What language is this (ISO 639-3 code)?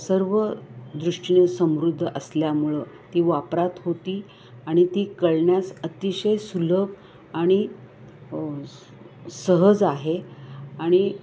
mar